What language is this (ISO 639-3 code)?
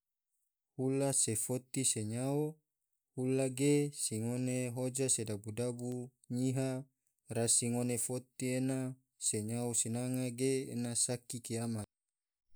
tvo